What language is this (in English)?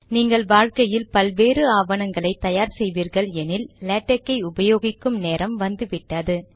Tamil